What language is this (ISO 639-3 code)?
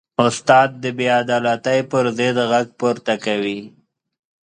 pus